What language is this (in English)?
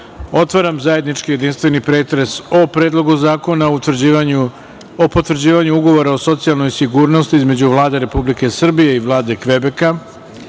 Serbian